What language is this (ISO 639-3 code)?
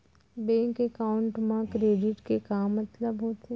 hne